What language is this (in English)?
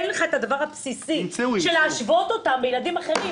Hebrew